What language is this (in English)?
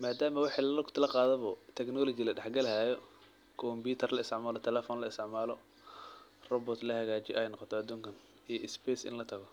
Somali